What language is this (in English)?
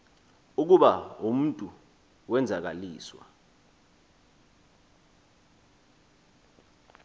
Xhosa